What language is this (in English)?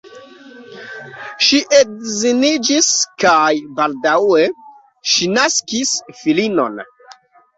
Esperanto